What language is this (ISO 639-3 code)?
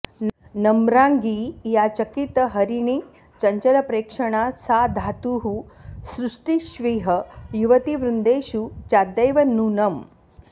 san